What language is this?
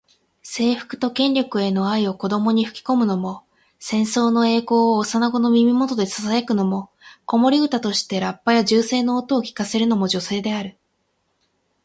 Japanese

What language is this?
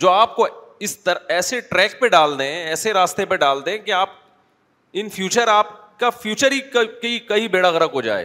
Urdu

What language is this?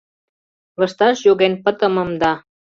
Mari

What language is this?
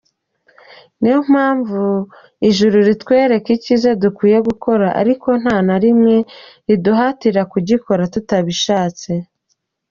Kinyarwanda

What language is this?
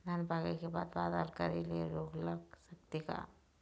Chhattisgarhi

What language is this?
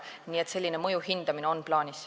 Estonian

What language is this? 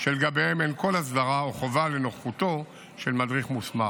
Hebrew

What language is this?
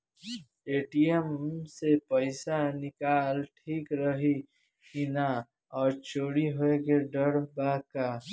Bhojpuri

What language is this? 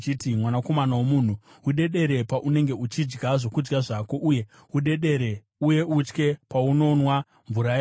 Shona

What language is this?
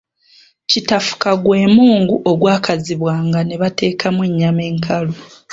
Ganda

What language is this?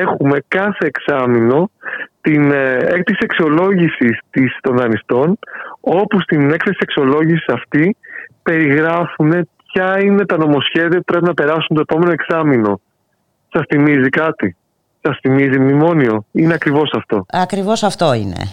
Greek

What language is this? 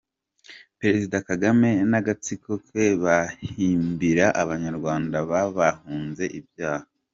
Kinyarwanda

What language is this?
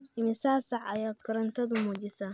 Somali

